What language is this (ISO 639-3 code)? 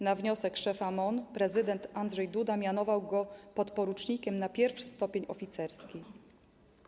pol